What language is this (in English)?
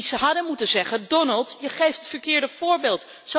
Dutch